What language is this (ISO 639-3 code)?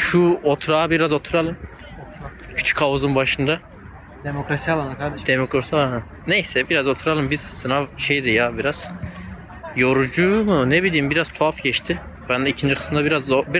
tur